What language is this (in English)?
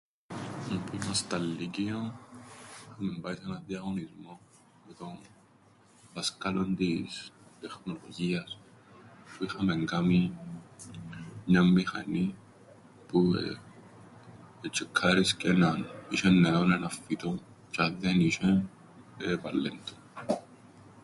Greek